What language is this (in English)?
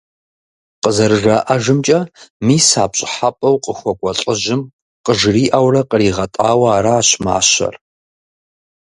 Kabardian